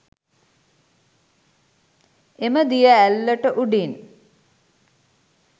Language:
Sinhala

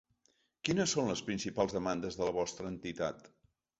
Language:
Catalan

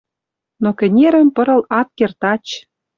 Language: Western Mari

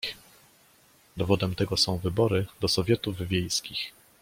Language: Polish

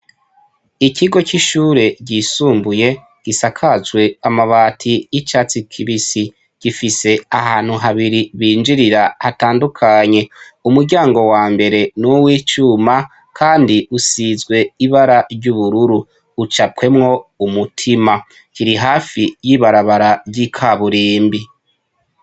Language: Rundi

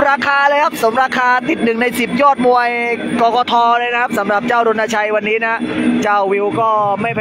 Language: Thai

